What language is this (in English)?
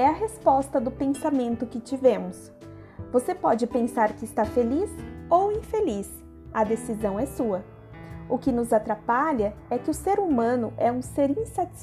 Portuguese